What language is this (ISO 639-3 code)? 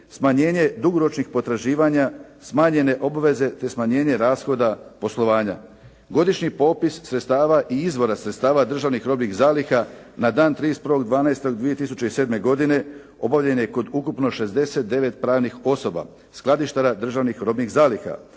hrv